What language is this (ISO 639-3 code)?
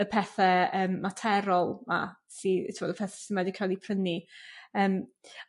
cym